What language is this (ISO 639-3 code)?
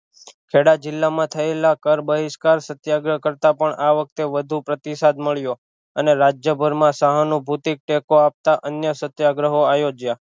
guj